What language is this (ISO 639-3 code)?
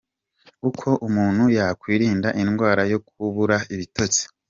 kin